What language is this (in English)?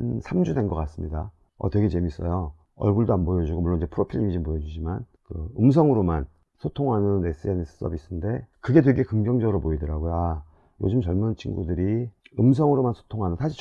Korean